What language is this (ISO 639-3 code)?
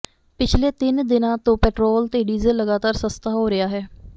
pan